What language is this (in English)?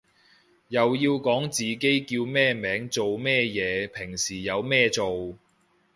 Cantonese